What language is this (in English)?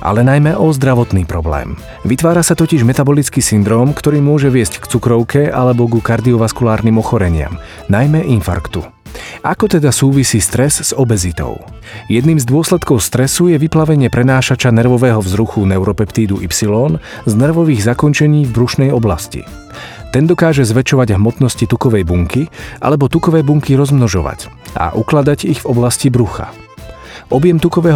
Slovak